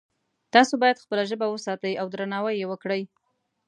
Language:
Pashto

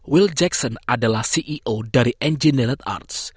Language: Indonesian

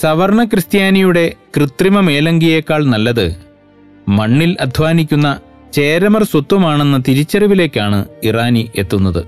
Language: Malayalam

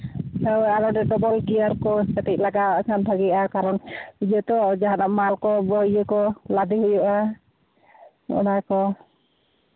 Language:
Santali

